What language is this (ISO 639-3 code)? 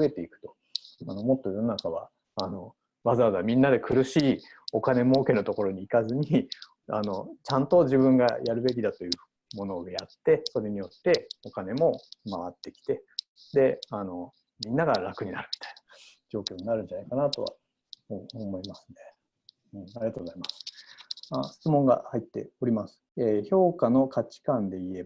jpn